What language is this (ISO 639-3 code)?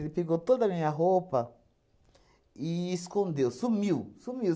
por